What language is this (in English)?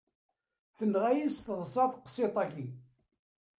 Kabyle